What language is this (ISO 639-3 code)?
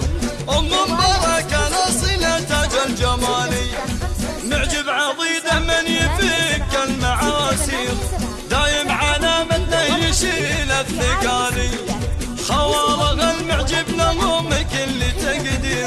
ara